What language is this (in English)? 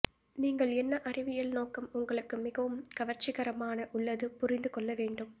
Tamil